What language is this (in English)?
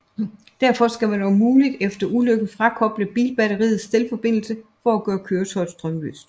Danish